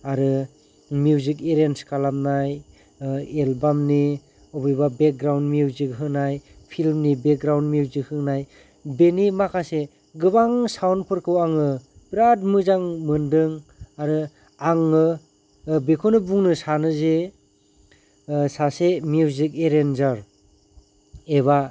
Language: Bodo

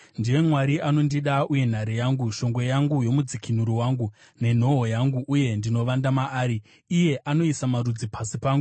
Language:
Shona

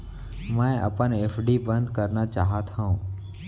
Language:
Chhattisgarhi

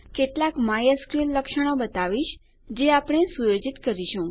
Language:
Gujarati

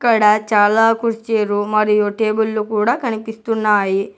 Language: Telugu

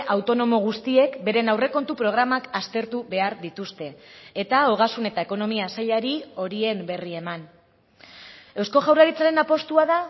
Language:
Basque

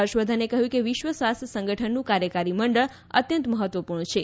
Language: Gujarati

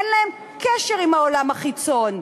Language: Hebrew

